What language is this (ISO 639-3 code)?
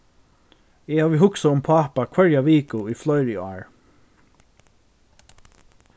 fao